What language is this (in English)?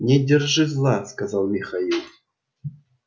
Russian